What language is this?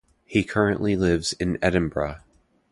English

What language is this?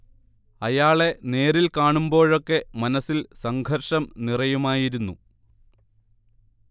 Malayalam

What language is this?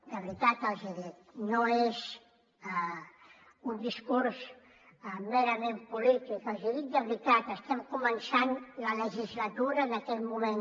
Catalan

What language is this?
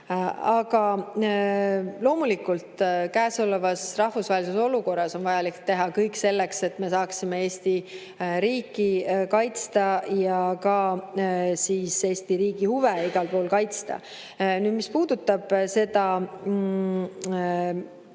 Estonian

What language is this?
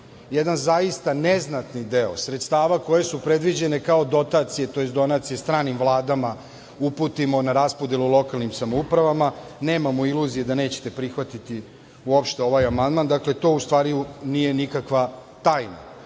Serbian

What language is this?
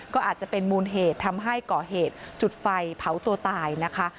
Thai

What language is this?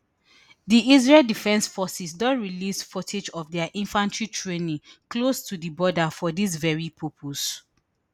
Nigerian Pidgin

